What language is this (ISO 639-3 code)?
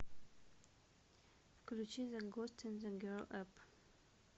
rus